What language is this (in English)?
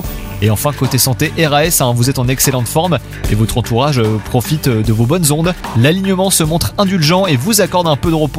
French